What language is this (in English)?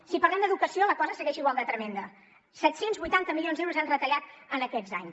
Catalan